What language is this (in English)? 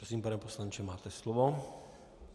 Czech